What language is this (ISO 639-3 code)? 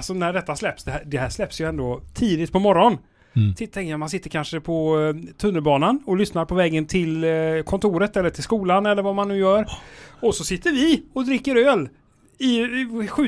swe